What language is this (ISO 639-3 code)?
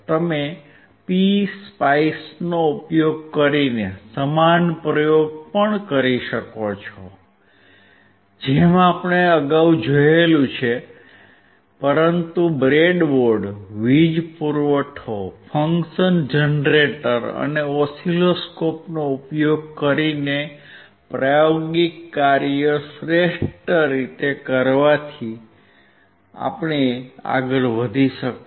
guj